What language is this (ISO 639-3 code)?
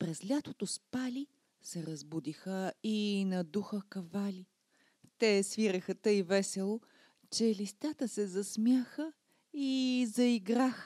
bul